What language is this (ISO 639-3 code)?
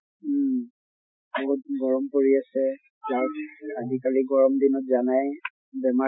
asm